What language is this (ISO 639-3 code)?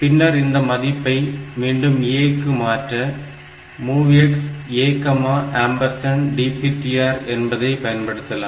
tam